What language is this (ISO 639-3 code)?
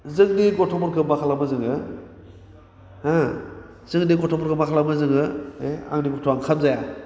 brx